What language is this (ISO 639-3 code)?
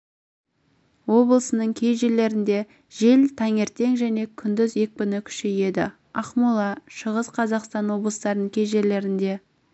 kaz